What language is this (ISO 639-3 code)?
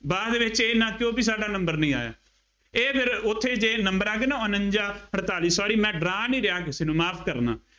pan